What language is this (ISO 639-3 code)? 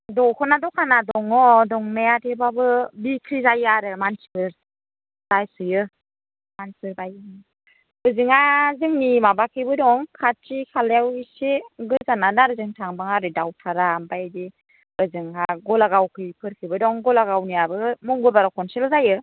brx